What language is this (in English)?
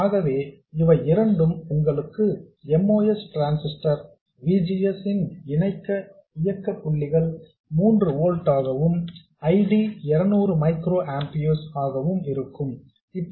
Tamil